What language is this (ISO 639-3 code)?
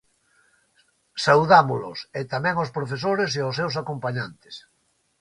glg